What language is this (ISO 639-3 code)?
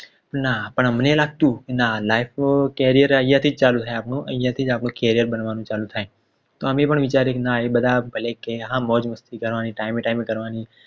guj